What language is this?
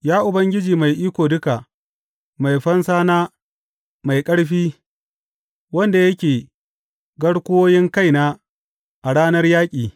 Hausa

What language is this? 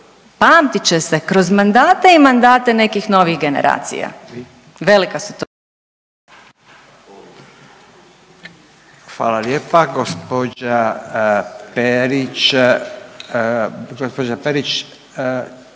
Croatian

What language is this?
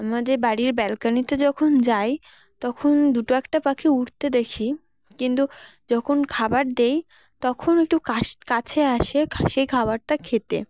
Bangla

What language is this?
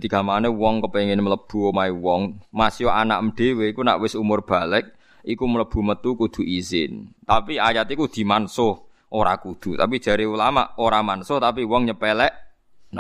Indonesian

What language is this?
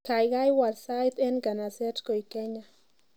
Kalenjin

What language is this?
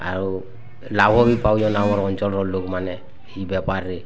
Odia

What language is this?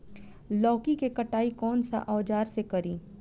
Bhojpuri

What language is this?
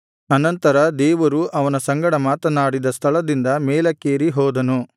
Kannada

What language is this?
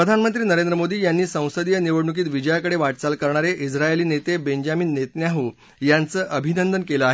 Marathi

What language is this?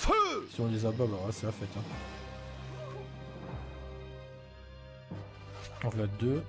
French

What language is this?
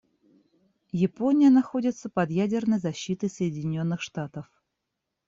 Russian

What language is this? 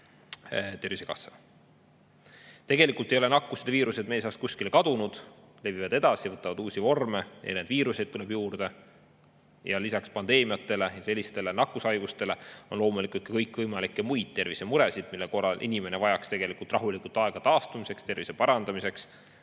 Estonian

